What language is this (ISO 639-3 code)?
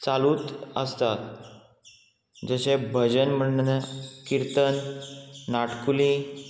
kok